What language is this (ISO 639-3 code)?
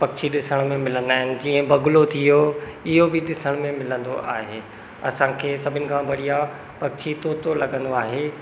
snd